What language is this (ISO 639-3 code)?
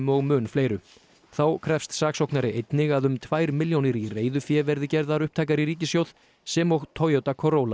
isl